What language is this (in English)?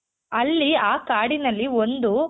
Kannada